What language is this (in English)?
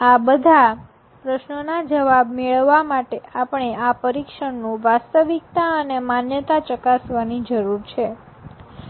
Gujarati